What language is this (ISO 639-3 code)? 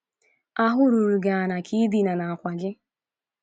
ibo